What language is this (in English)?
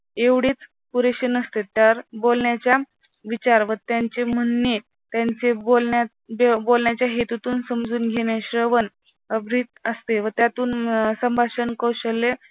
Marathi